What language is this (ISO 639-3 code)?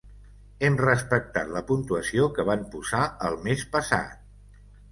cat